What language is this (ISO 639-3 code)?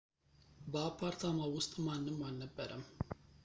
amh